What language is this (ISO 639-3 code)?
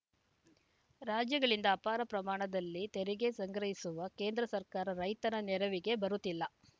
kan